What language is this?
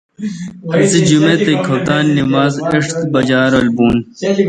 Kalkoti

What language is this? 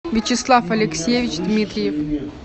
Russian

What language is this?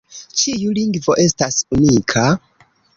Esperanto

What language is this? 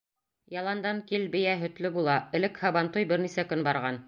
Bashkir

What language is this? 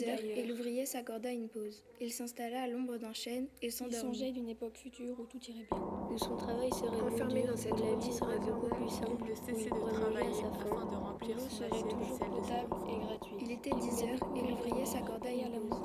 French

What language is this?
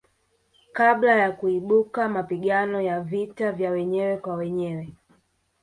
Swahili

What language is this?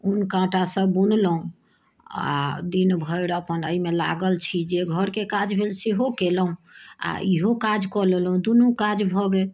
Maithili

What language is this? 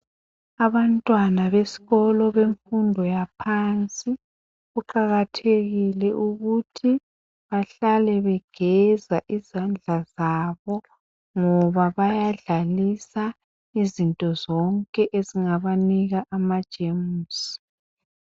North Ndebele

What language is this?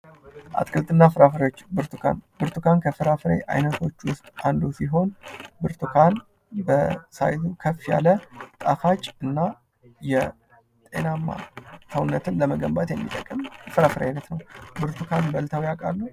Amharic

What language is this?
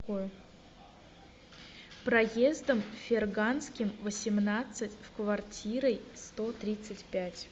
Russian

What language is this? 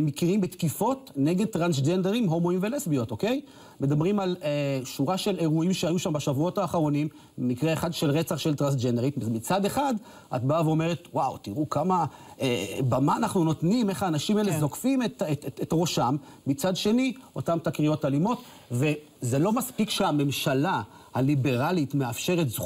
Hebrew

